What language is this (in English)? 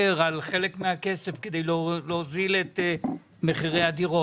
Hebrew